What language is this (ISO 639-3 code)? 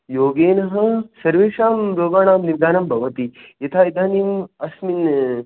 san